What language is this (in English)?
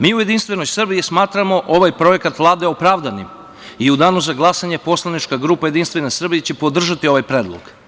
Serbian